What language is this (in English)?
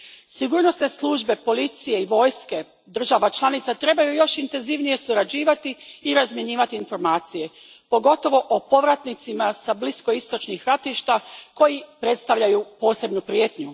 Croatian